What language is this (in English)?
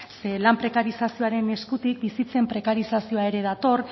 Basque